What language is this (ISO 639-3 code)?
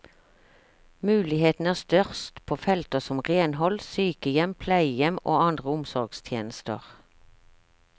nor